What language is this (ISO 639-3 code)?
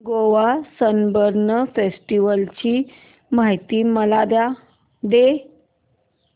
mar